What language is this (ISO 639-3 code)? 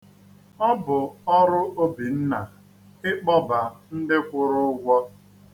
ibo